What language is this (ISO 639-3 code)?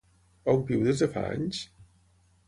cat